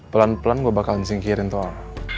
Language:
Indonesian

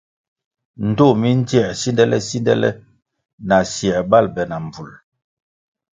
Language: Kwasio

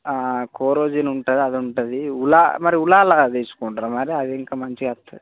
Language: Telugu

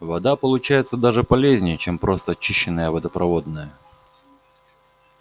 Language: Russian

